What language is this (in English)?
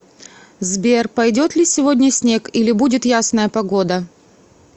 Russian